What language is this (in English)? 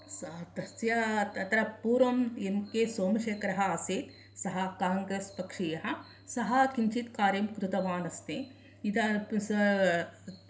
Sanskrit